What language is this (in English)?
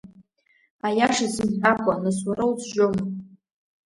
Abkhazian